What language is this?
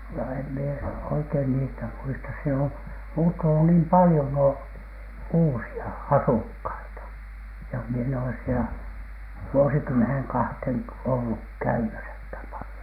Finnish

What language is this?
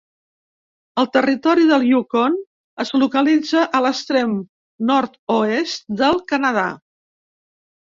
Catalan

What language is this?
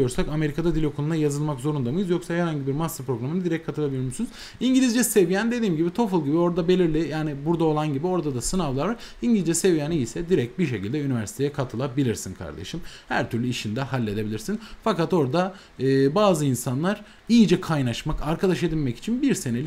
Turkish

